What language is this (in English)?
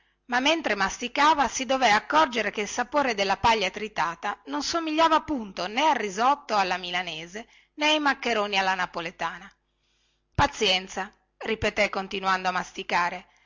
Italian